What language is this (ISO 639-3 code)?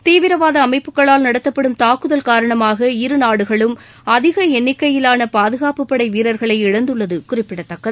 tam